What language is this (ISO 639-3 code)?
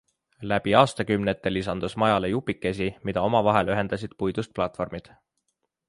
est